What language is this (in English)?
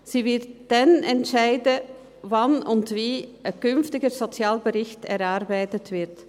Swiss German